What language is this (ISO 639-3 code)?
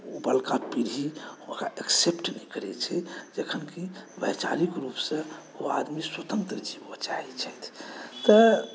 mai